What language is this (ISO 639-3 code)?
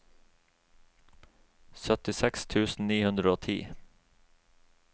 nor